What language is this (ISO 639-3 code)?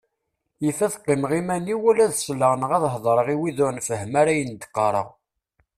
kab